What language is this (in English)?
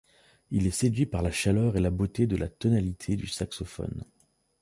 French